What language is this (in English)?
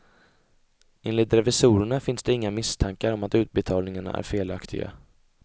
Swedish